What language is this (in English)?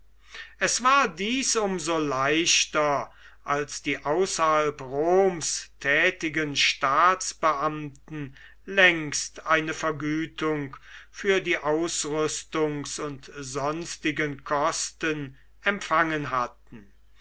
German